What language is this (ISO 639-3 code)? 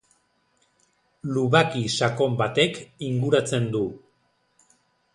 eus